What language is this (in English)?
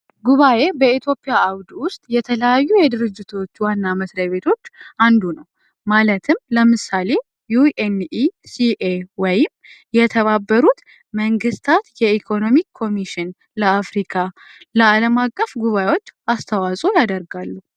Amharic